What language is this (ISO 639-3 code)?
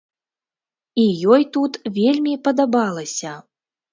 bel